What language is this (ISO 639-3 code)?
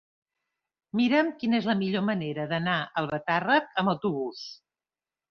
cat